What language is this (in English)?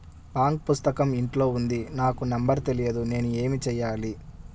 Telugu